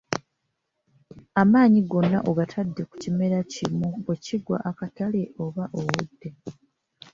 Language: Ganda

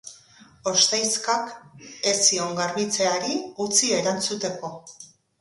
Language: Basque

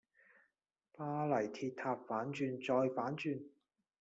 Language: Cantonese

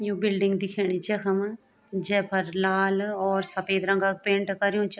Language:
Garhwali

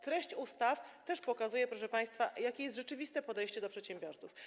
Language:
Polish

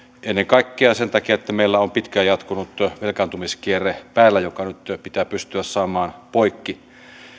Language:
Finnish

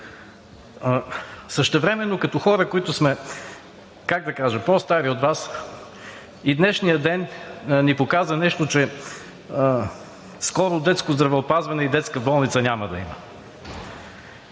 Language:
Bulgarian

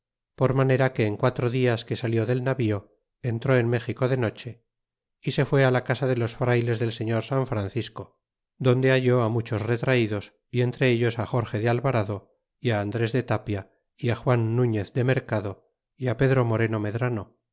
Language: Spanish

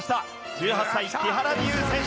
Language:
Japanese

